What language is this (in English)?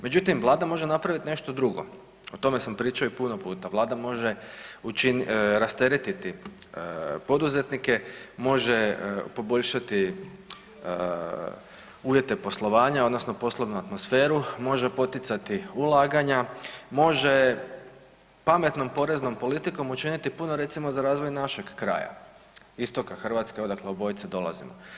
Croatian